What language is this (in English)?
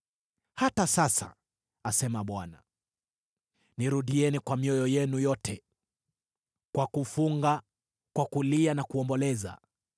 Swahili